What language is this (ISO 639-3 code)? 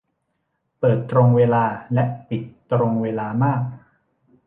tha